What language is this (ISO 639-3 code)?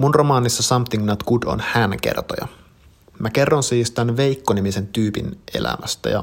fin